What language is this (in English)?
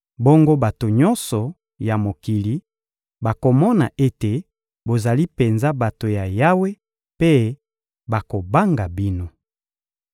Lingala